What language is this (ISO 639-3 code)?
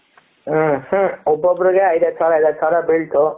kan